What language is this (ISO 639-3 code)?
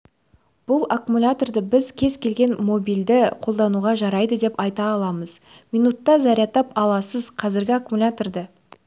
kaz